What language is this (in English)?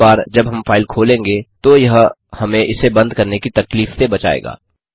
Hindi